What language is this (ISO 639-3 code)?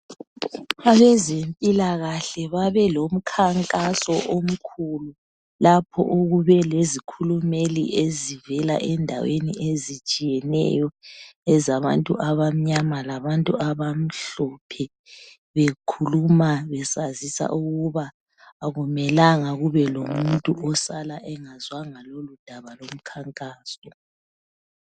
nde